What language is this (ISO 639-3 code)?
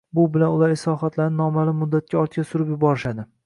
uzb